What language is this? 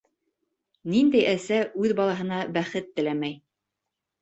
Bashkir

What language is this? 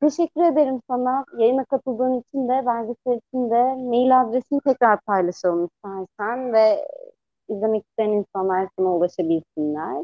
Turkish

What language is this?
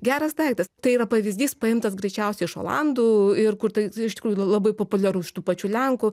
Lithuanian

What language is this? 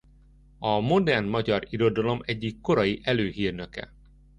Hungarian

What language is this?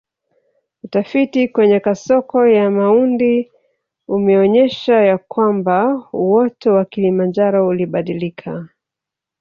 Swahili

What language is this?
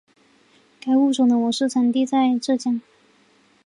Chinese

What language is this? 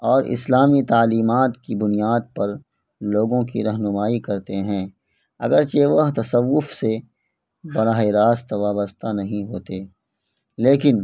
Urdu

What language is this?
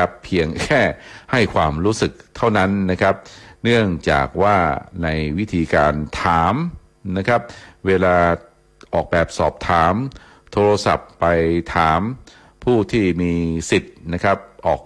Thai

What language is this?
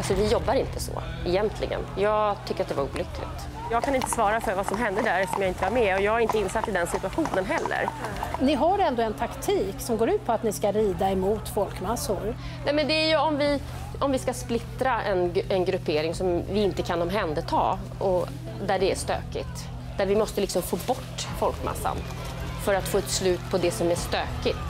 Swedish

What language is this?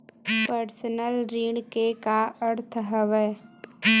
Chhattisgarhi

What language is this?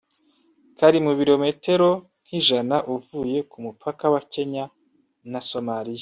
Kinyarwanda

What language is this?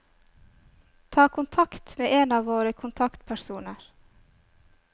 Norwegian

